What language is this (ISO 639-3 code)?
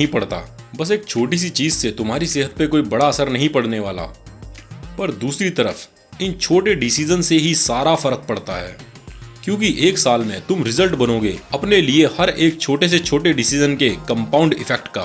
hin